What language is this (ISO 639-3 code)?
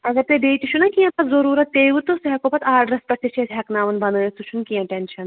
kas